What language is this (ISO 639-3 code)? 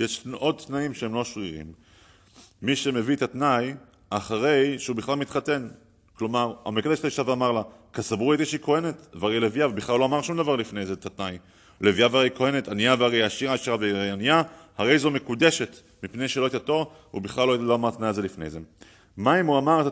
heb